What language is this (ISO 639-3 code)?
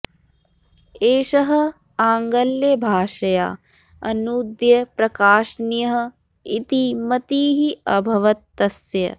san